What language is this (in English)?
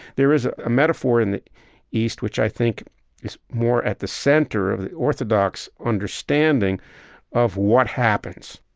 English